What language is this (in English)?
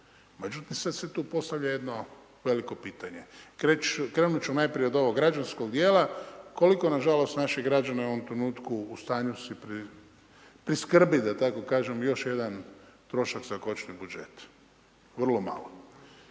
Croatian